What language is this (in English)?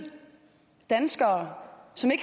Danish